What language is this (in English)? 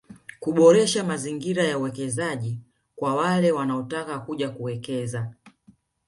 Swahili